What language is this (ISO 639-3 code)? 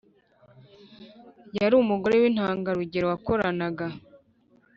kin